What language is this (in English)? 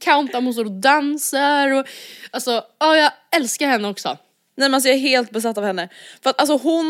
Swedish